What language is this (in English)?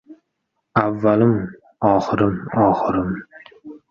Uzbek